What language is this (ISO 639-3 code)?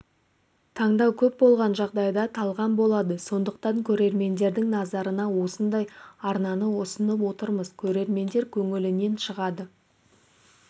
kaz